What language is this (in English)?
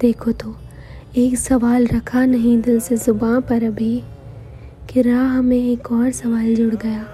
Hindi